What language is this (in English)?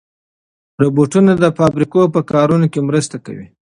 Pashto